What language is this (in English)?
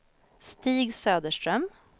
Swedish